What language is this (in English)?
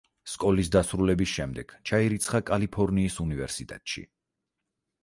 Georgian